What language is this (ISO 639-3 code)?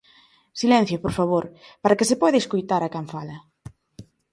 glg